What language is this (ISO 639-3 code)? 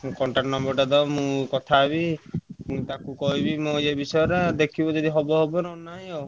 ori